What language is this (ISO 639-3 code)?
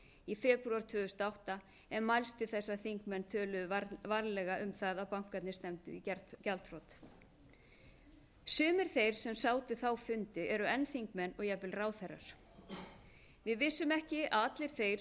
isl